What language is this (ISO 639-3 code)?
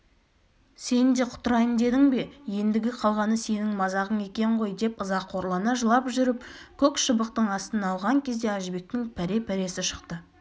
kaz